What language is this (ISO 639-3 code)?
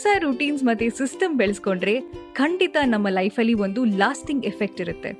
kan